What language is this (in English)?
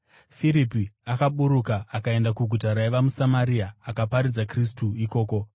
Shona